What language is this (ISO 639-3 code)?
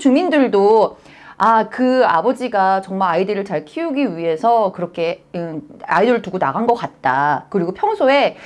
kor